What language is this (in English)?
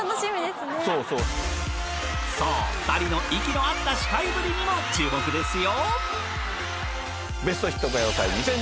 Japanese